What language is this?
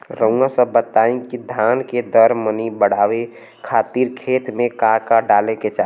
Bhojpuri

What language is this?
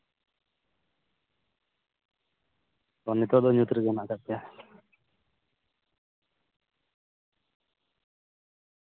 Santali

